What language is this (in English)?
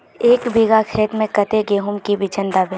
Magahi